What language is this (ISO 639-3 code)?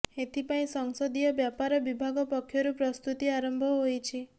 ori